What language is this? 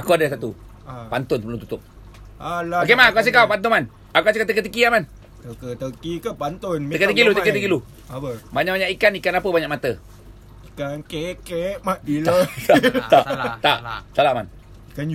Malay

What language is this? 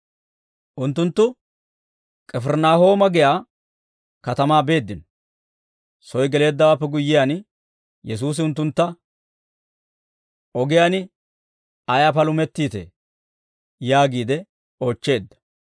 Dawro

